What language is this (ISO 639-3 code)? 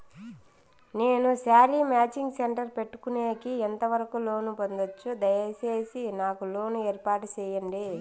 tel